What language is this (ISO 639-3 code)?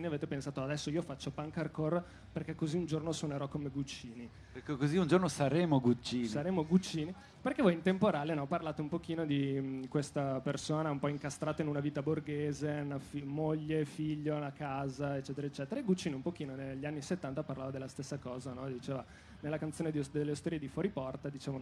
ita